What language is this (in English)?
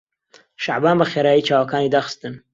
Central Kurdish